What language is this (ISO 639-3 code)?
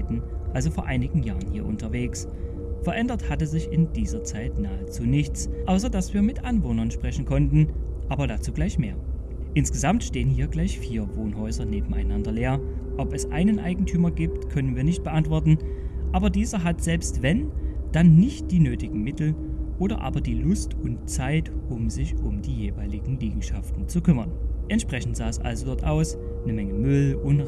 deu